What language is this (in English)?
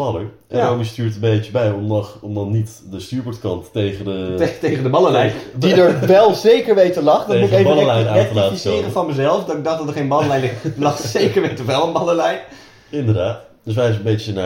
Dutch